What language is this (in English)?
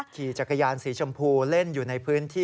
Thai